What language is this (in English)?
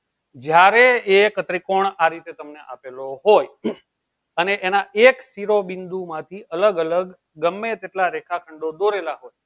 Gujarati